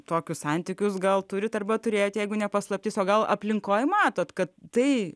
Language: Lithuanian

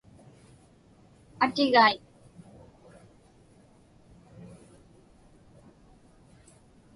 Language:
Inupiaq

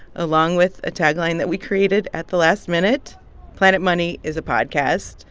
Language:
English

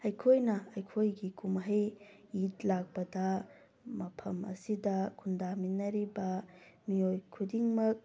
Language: Manipuri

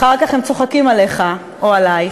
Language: Hebrew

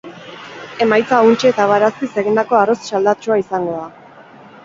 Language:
Basque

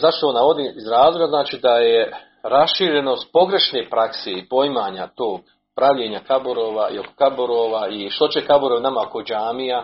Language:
Croatian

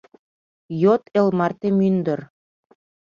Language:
Mari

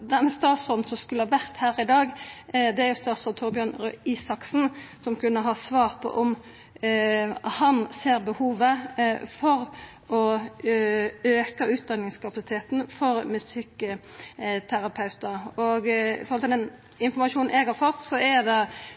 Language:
Norwegian Nynorsk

